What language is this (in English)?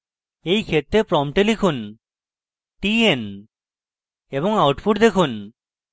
Bangla